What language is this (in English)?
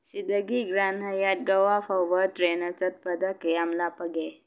Manipuri